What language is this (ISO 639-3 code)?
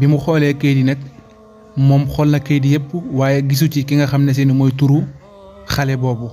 ind